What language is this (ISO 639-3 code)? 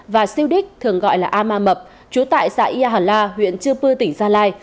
vie